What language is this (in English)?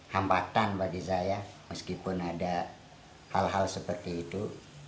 Indonesian